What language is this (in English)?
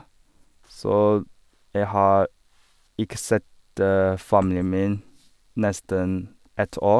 Norwegian